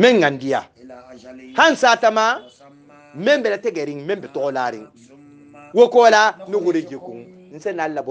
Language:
Arabic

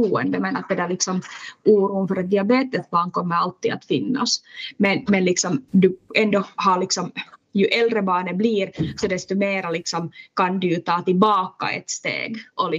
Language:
Swedish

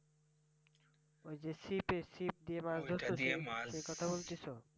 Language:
Bangla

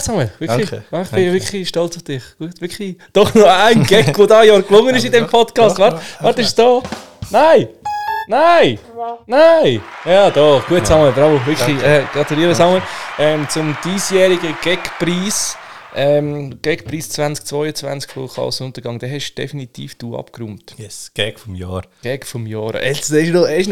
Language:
German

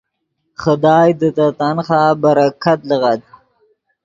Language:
Yidgha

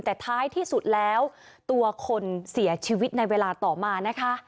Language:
Thai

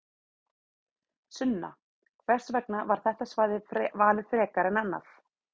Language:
Icelandic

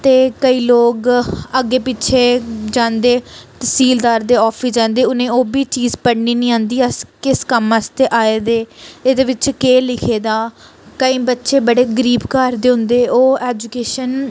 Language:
Dogri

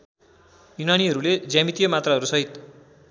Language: Nepali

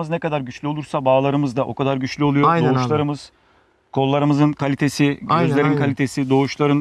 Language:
Turkish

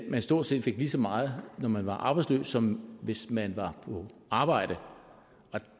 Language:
Danish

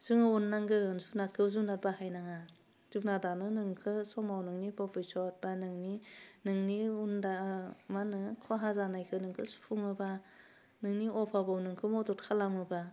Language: Bodo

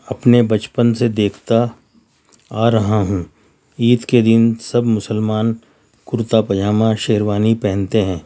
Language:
Urdu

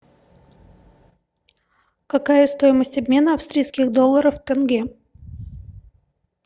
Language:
Russian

